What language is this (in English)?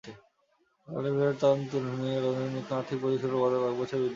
Bangla